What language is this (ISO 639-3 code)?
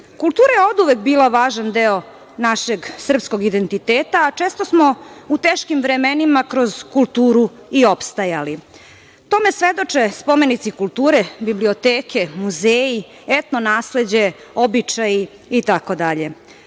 srp